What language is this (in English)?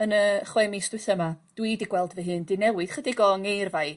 Welsh